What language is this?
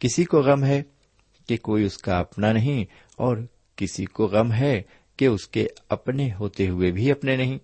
Urdu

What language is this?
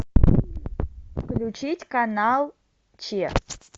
Russian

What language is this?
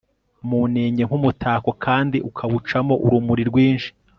Kinyarwanda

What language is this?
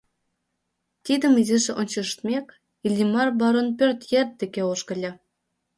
Mari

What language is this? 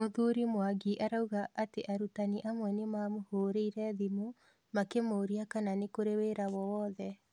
Kikuyu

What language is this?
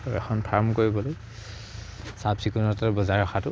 Assamese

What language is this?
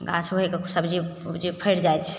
Maithili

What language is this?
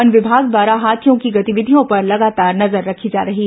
Hindi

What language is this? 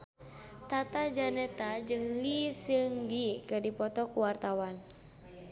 Sundanese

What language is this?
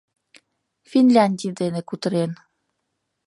Mari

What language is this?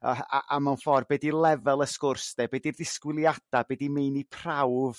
Welsh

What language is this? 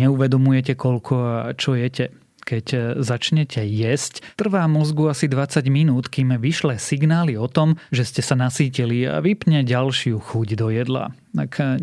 Slovak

